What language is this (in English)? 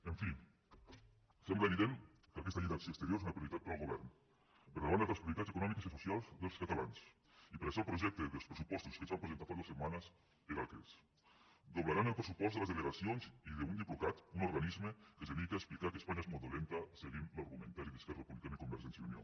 Catalan